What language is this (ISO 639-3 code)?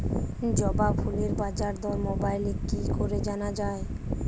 ben